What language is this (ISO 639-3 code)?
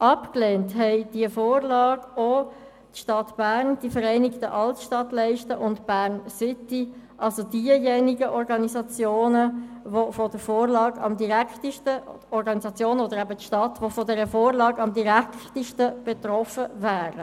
gsw